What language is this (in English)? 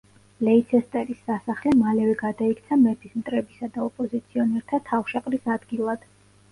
Georgian